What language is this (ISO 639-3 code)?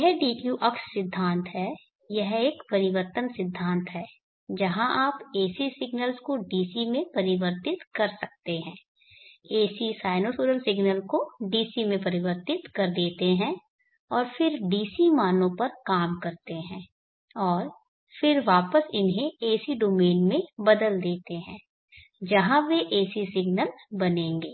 hin